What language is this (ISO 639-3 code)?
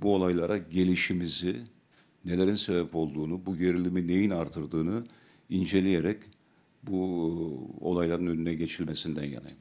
tur